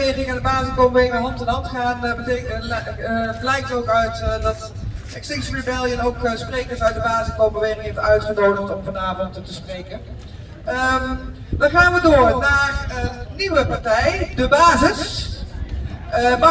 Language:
Dutch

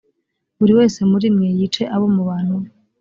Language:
Kinyarwanda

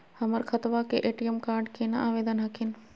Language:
Magahi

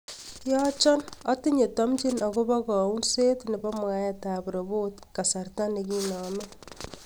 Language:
Kalenjin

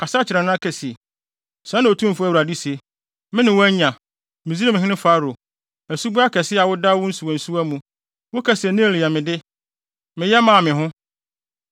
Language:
Akan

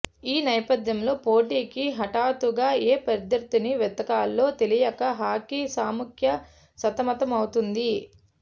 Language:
Telugu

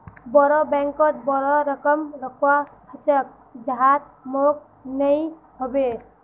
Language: Magahi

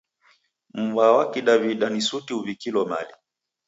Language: Taita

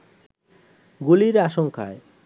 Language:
Bangla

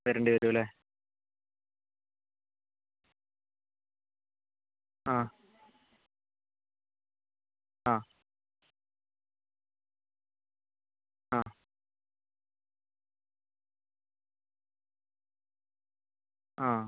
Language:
Malayalam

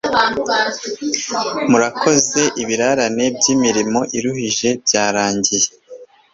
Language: Kinyarwanda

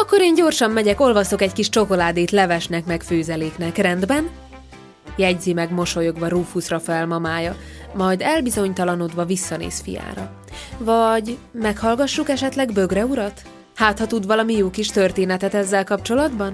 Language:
Hungarian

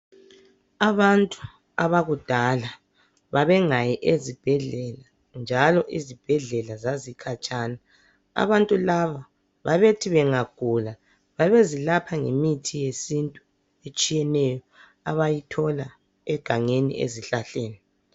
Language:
North Ndebele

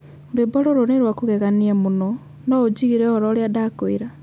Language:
Kikuyu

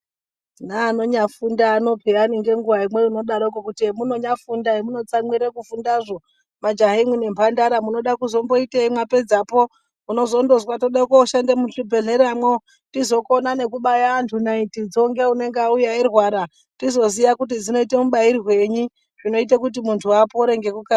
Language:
Ndau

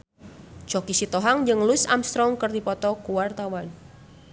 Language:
Sundanese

